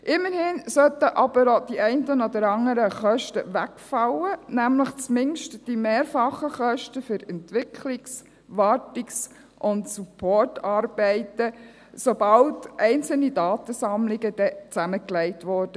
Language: Swiss German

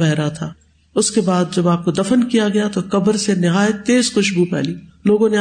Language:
Urdu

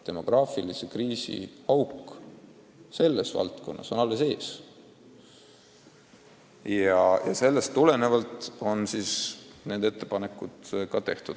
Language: Estonian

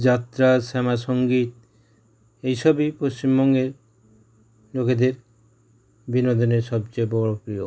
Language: Bangla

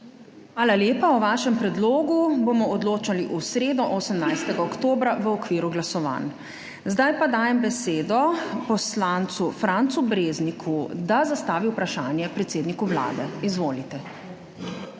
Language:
Slovenian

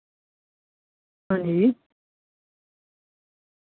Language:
Dogri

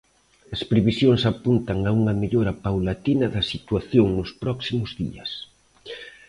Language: Galician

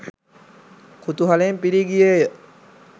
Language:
Sinhala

